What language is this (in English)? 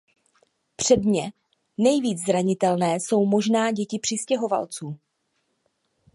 Czech